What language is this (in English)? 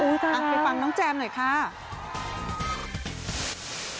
Thai